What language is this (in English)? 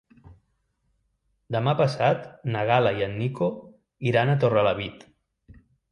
Catalan